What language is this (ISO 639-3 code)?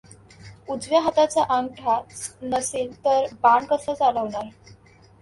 mar